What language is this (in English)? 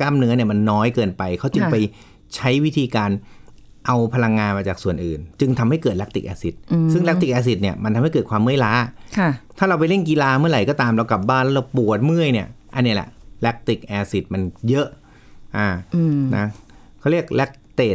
Thai